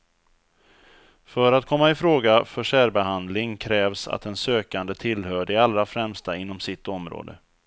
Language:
Swedish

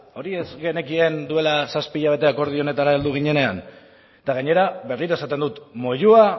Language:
Basque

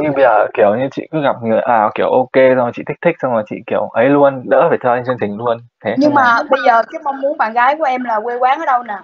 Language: Vietnamese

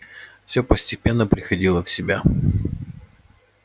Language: Russian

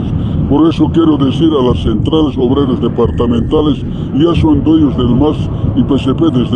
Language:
Spanish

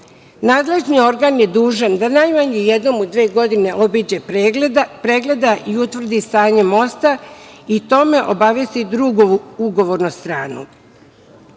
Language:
Serbian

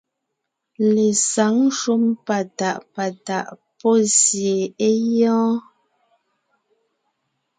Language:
Ngiemboon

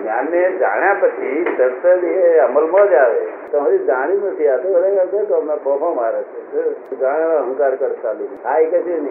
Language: Gujarati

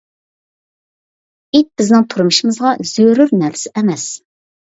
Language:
Uyghur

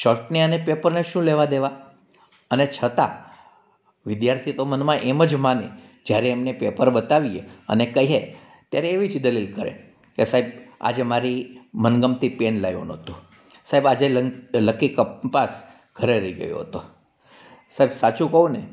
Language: Gujarati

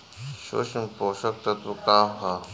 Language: Bhojpuri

